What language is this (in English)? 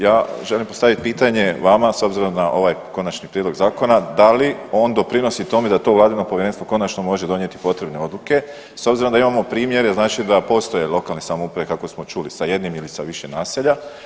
Croatian